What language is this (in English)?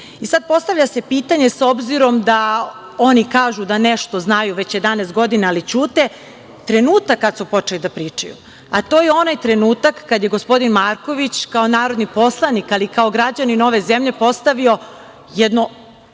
Serbian